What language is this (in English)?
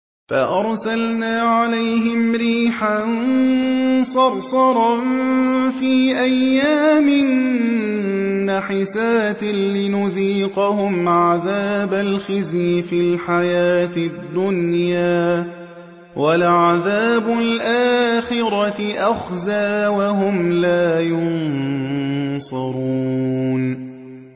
Arabic